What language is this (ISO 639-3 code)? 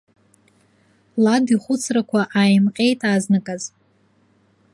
abk